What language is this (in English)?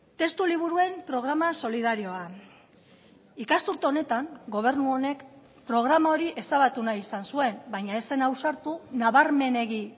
Basque